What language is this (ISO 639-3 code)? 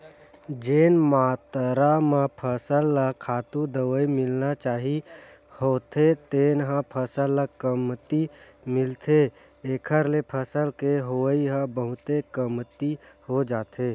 hne